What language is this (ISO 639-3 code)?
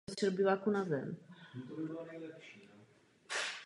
ces